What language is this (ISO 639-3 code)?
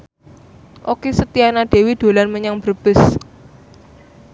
jav